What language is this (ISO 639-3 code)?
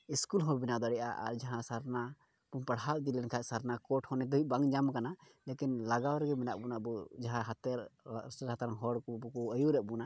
sat